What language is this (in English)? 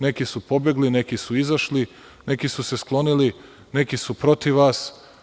Serbian